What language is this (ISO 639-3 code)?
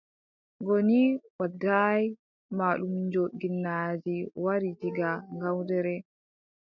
fub